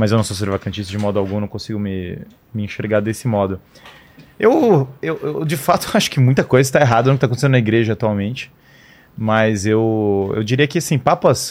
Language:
Portuguese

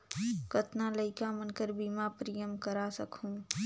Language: Chhattisgarhi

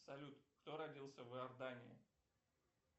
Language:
Russian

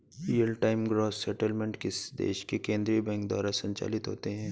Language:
Hindi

